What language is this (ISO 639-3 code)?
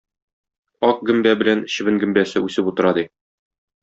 tat